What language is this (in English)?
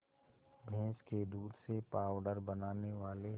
Hindi